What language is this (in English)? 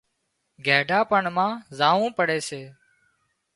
Wadiyara Koli